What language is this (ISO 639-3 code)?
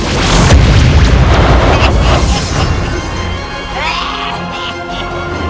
ind